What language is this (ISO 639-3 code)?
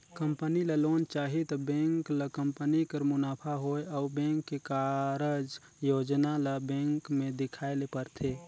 hne